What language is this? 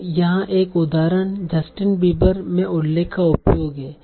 Hindi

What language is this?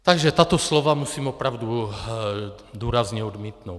Czech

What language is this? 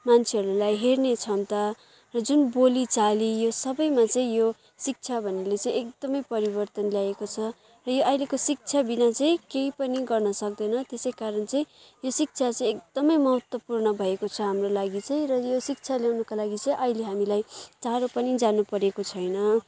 Nepali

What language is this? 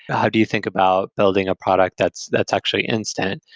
English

